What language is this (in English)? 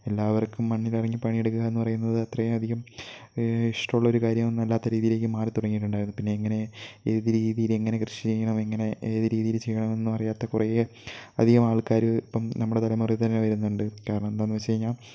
Malayalam